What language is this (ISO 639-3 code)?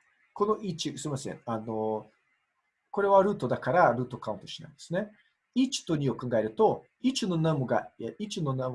jpn